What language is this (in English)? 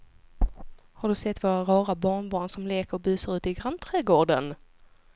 Swedish